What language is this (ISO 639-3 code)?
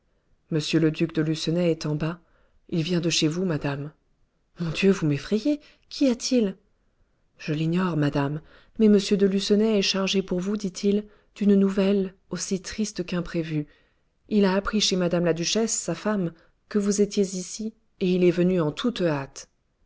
fra